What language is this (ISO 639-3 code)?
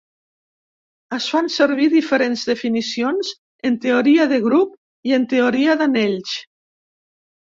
cat